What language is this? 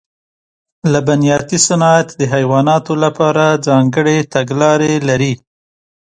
Pashto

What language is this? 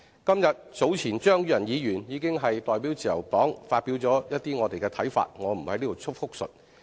Cantonese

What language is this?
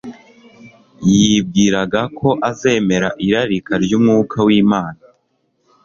Kinyarwanda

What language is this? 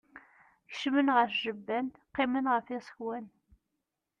Kabyle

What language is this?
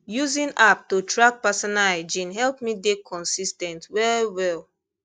Nigerian Pidgin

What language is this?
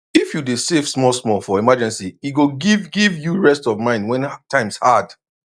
Nigerian Pidgin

